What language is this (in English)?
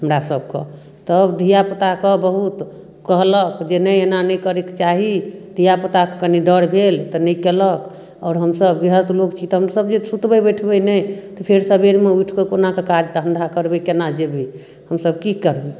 Maithili